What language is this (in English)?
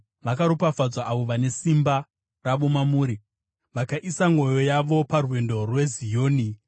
Shona